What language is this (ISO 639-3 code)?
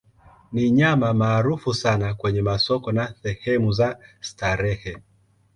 swa